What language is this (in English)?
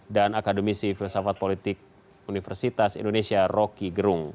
Indonesian